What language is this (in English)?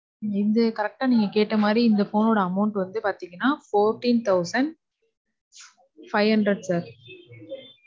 Tamil